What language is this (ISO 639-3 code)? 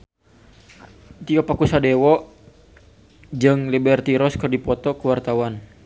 sun